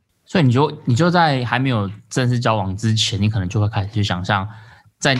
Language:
Chinese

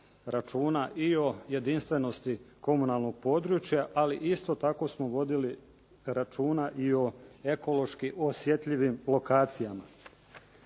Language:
Croatian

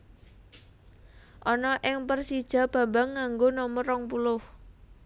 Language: Javanese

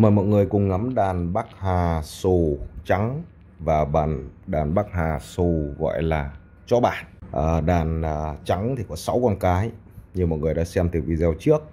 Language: Vietnamese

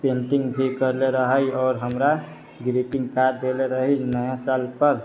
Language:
Maithili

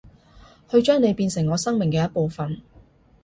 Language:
Cantonese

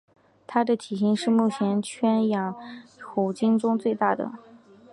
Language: Chinese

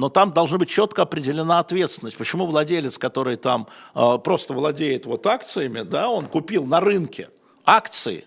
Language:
Russian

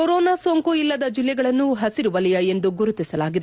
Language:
Kannada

